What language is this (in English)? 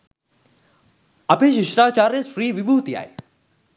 Sinhala